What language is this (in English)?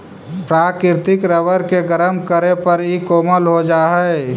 Magahi